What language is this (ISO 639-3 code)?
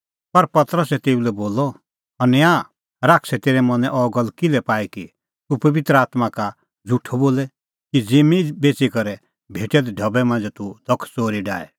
kfx